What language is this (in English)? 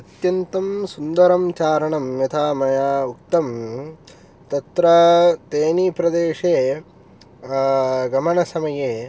Sanskrit